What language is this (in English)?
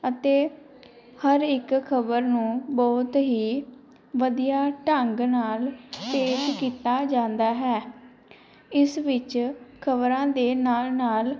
Punjabi